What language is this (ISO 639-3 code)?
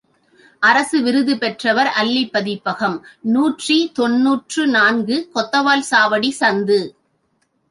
tam